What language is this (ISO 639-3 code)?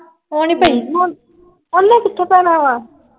pan